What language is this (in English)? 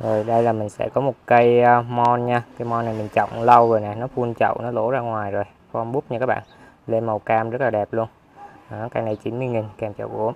Vietnamese